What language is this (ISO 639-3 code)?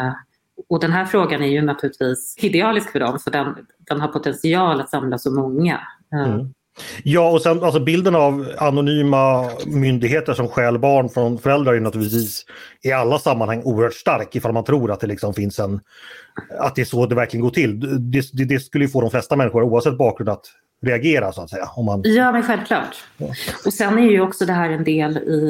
swe